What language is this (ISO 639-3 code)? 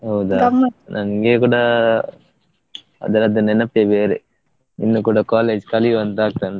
kan